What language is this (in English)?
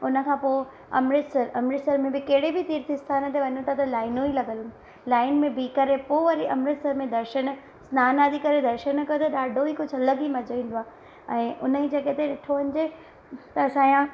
Sindhi